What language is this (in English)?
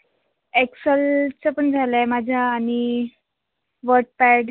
Marathi